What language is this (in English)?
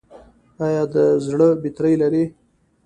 Pashto